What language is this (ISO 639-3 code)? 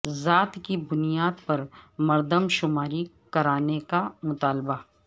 urd